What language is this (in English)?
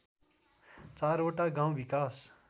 Nepali